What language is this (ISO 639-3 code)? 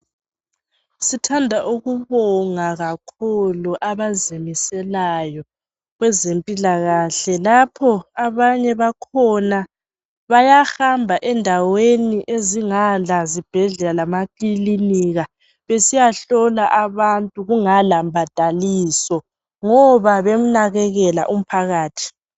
nde